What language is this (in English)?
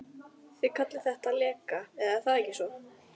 Icelandic